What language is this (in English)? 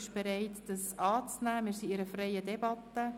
Swiss German